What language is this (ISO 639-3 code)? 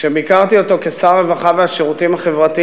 heb